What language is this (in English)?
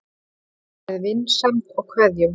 Icelandic